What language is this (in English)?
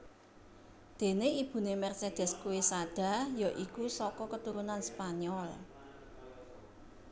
Javanese